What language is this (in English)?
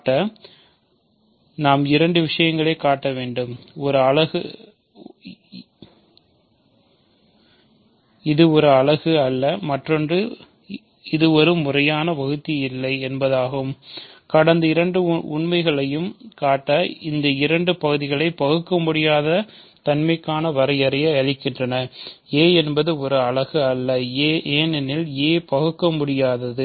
Tamil